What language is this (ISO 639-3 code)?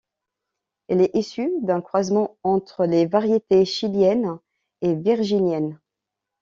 fra